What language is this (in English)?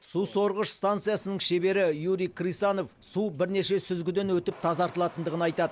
Kazakh